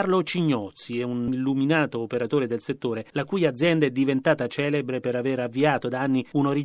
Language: Italian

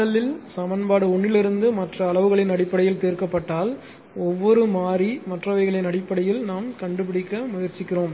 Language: Tamil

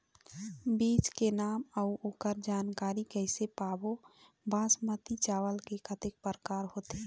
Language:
Chhattisgarhi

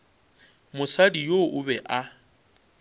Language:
Northern Sotho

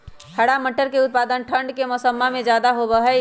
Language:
Magahi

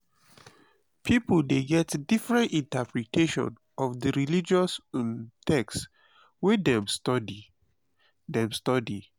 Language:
Nigerian Pidgin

